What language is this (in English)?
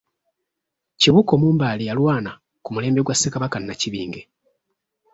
Ganda